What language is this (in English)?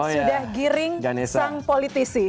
Indonesian